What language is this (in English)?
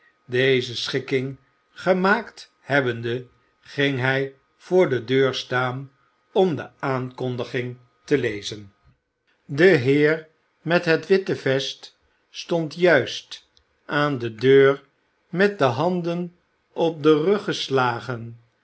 Dutch